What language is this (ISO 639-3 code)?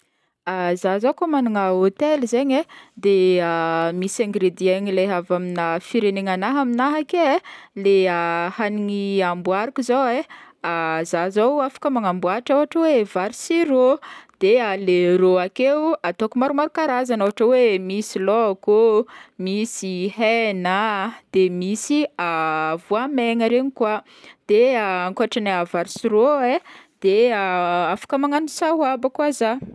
bmm